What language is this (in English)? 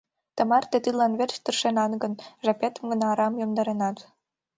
Mari